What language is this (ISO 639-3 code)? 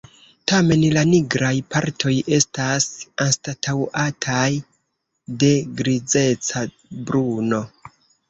epo